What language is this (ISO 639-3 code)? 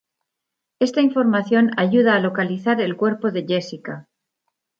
spa